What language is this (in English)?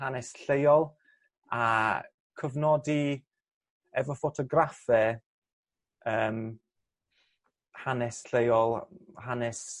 Welsh